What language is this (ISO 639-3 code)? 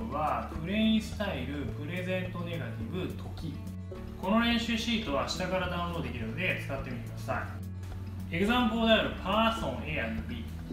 jpn